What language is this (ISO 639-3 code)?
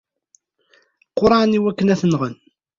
kab